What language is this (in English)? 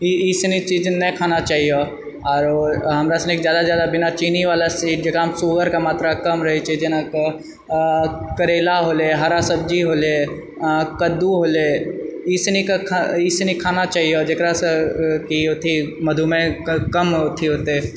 Maithili